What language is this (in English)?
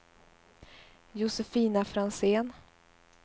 Swedish